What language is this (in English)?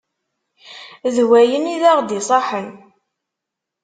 Kabyle